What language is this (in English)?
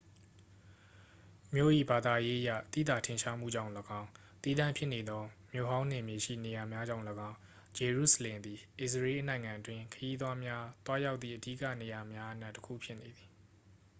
Burmese